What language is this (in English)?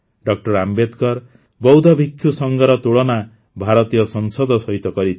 Odia